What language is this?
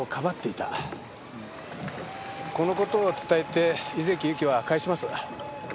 Japanese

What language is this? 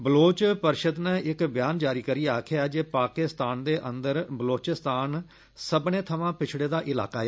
Dogri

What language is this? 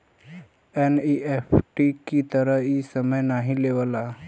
Bhojpuri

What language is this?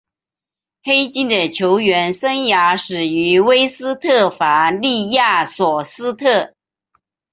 Chinese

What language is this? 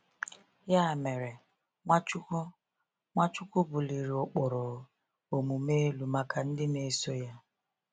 Igbo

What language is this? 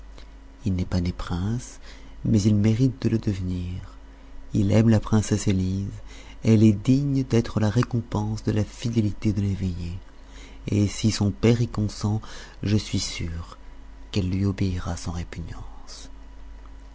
French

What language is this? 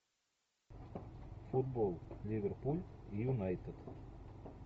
Russian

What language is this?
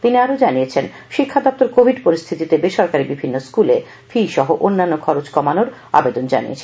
Bangla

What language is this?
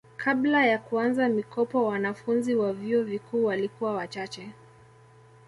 Swahili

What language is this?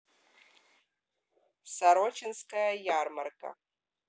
Russian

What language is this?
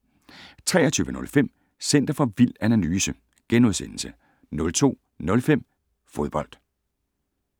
Danish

